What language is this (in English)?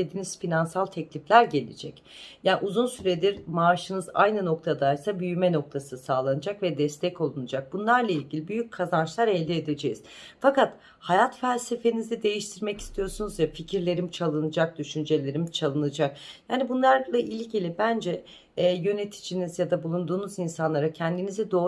Turkish